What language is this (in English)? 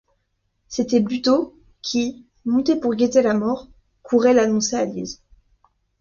French